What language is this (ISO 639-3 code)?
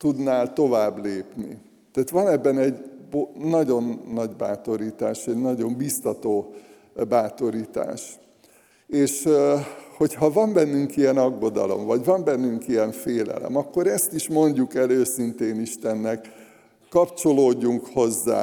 hun